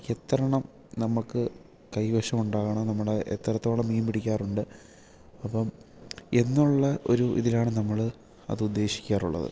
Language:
Malayalam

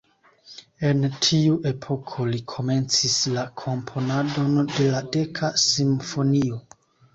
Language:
Esperanto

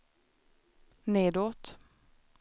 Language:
Swedish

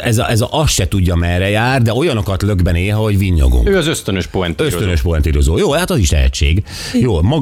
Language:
Hungarian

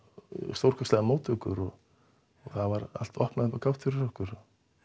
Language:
Icelandic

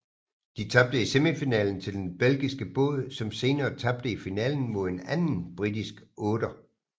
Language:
Danish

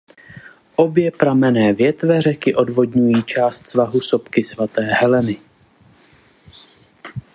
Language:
Czech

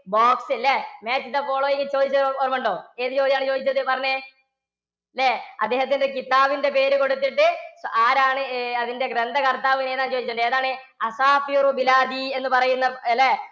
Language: Malayalam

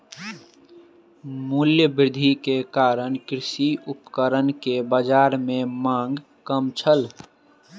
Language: Maithili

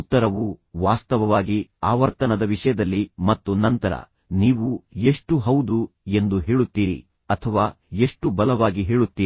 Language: Kannada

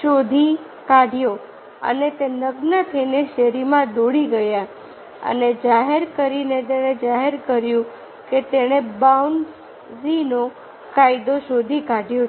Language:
Gujarati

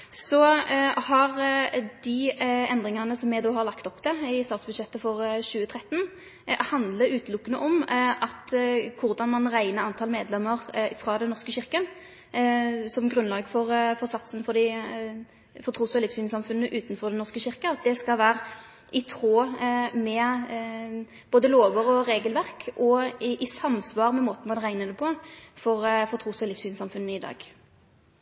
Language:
Norwegian Nynorsk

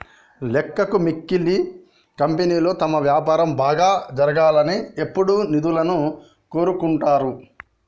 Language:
Telugu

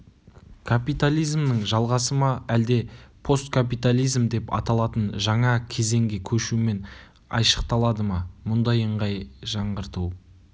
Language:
Kazakh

